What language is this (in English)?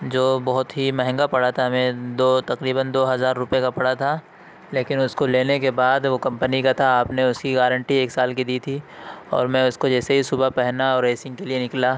Urdu